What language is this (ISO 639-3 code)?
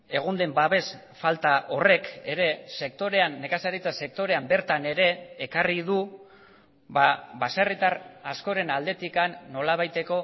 eus